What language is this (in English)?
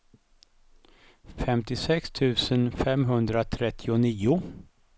Swedish